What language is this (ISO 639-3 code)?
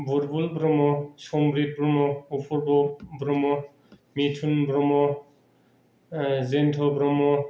brx